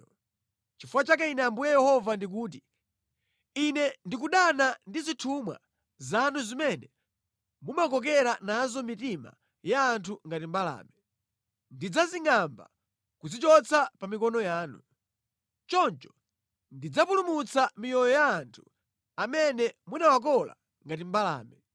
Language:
Nyanja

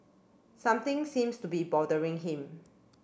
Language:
English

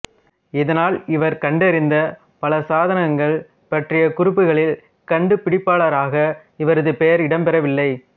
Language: Tamil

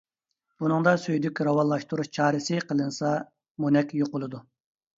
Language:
Uyghur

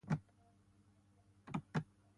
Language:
Basque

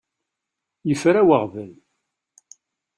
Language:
Kabyle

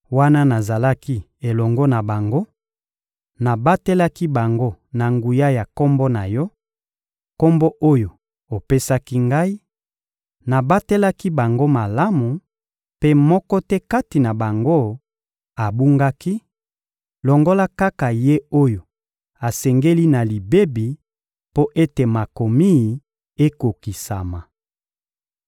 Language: Lingala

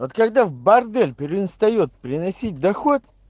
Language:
Russian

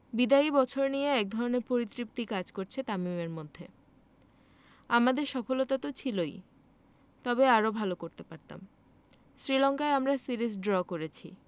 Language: Bangla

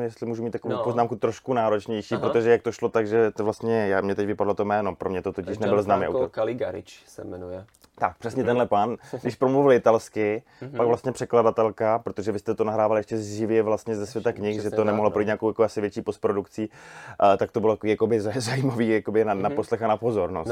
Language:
Czech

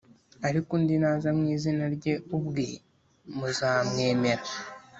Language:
Kinyarwanda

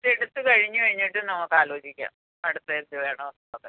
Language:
Malayalam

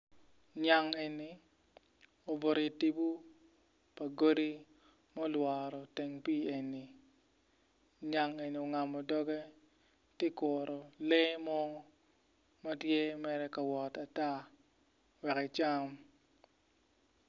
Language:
Acoli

